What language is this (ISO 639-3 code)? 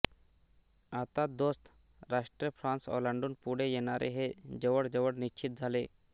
mar